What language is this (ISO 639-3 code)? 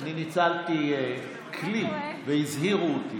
heb